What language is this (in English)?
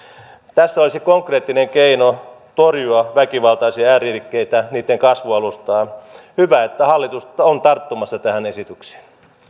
Finnish